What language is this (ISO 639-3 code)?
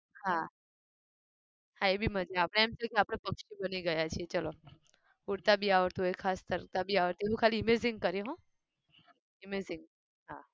guj